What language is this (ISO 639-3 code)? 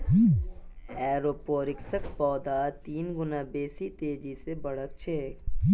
mag